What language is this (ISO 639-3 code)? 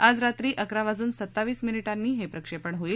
mar